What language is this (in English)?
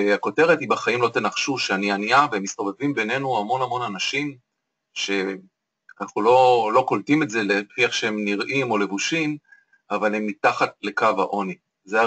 Hebrew